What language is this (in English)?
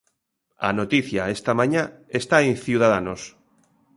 Galician